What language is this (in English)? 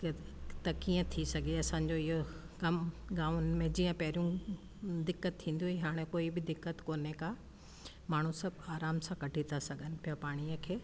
Sindhi